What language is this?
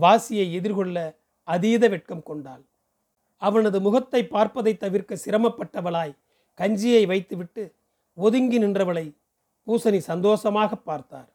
Tamil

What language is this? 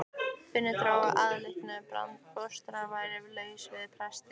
Icelandic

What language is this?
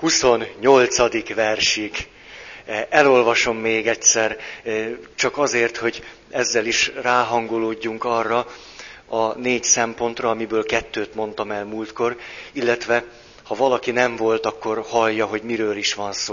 Hungarian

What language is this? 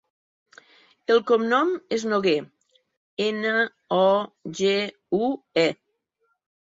Catalan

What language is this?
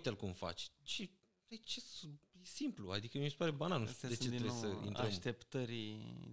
Romanian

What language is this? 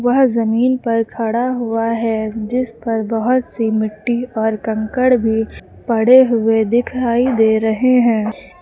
Hindi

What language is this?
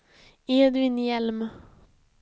Swedish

